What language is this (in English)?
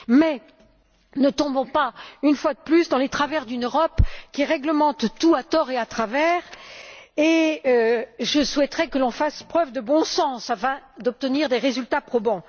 French